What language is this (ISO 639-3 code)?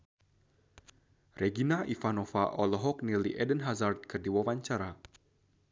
sun